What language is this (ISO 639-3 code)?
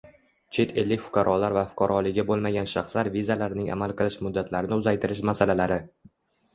uzb